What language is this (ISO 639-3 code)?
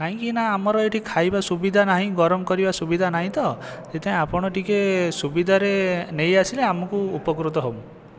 ori